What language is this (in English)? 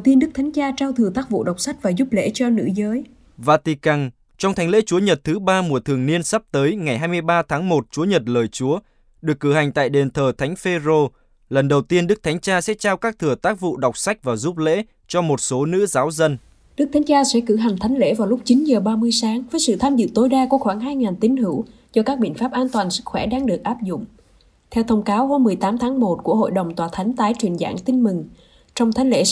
Vietnamese